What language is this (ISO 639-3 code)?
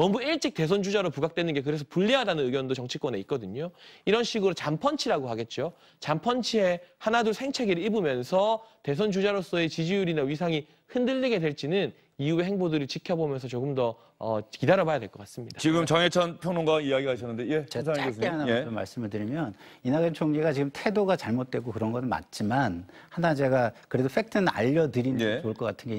kor